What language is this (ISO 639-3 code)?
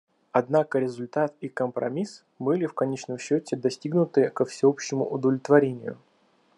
rus